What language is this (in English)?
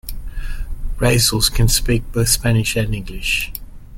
English